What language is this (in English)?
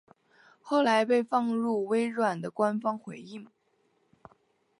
Chinese